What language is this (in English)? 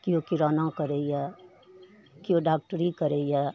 Maithili